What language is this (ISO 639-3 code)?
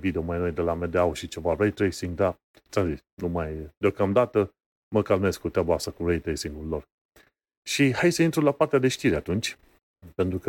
ron